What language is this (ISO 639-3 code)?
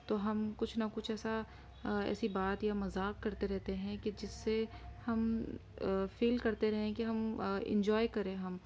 urd